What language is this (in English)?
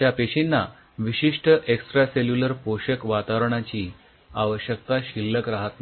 Marathi